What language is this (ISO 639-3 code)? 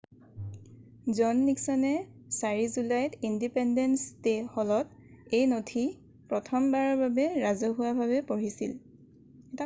asm